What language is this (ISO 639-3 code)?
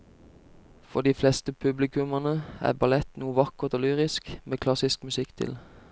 nor